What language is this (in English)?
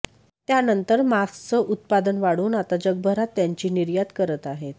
Marathi